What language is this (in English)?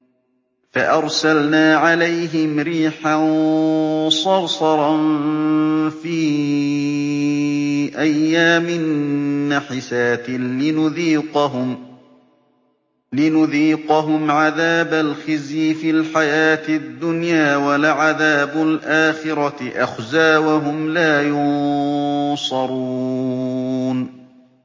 Arabic